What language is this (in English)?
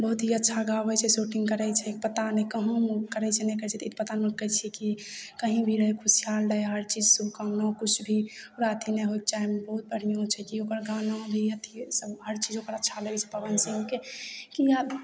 Maithili